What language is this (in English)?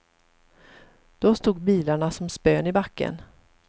Swedish